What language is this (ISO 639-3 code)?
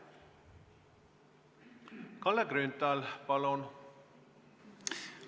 est